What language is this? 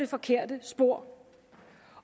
Danish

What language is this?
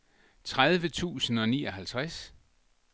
Danish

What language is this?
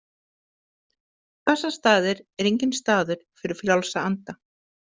Icelandic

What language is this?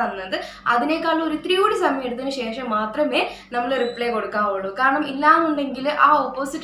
Vietnamese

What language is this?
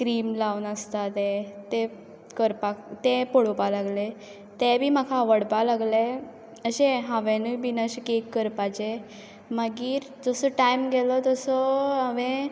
Konkani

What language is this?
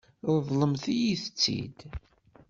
Kabyle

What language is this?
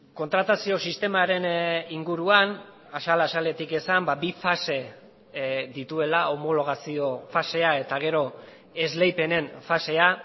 Basque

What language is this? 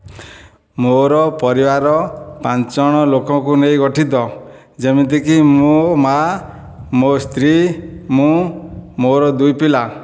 Odia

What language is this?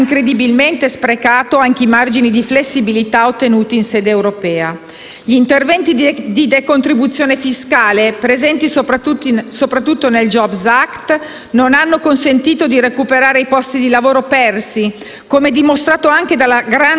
Italian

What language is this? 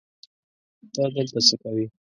Pashto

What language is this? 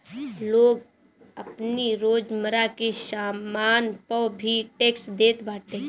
Bhojpuri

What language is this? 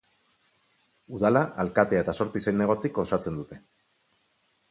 Basque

